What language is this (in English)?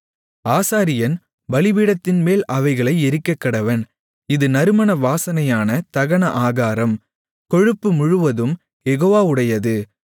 Tamil